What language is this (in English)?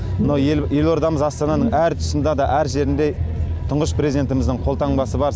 Kazakh